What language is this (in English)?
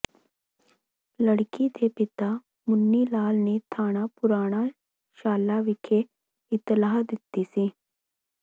Punjabi